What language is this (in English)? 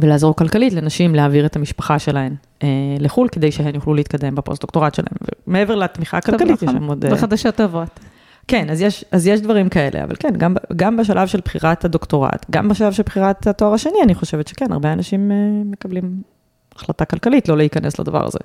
Hebrew